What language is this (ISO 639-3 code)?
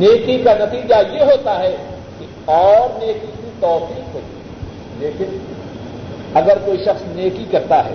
urd